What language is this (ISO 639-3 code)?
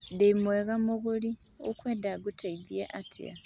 kik